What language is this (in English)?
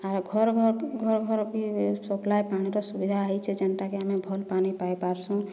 Odia